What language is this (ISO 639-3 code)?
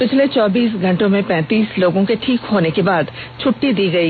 hin